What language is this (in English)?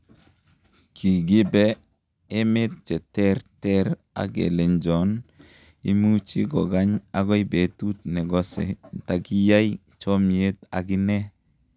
Kalenjin